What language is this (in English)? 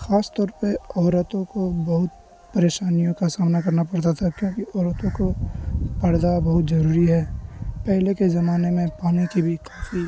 Urdu